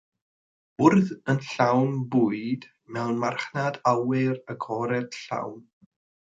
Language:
Welsh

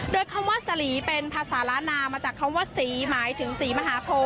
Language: Thai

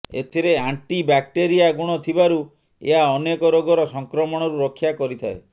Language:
Odia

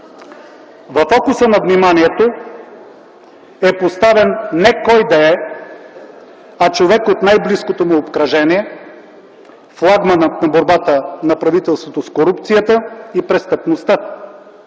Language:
Bulgarian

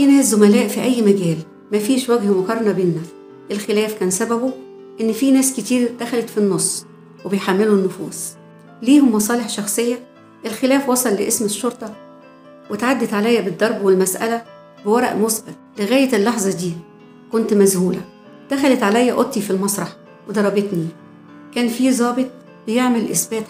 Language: Arabic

